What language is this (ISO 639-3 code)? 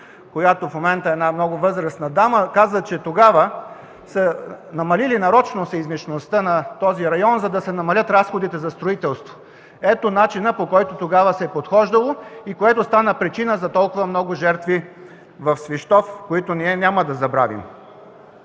bul